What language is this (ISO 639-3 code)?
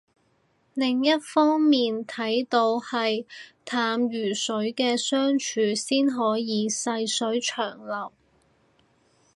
yue